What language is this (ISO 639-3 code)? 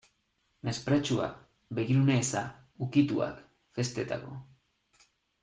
eus